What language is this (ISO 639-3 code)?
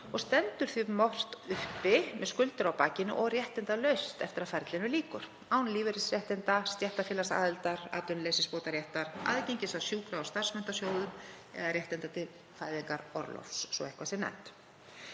isl